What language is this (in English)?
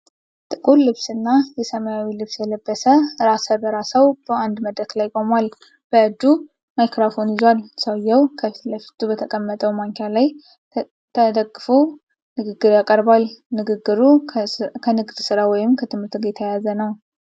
Amharic